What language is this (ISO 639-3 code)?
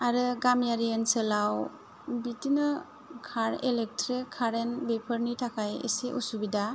brx